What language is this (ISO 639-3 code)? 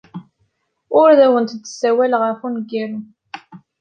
kab